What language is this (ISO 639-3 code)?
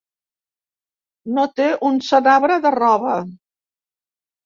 cat